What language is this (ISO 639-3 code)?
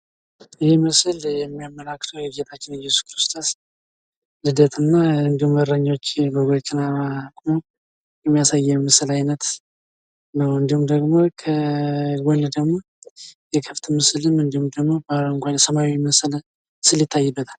amh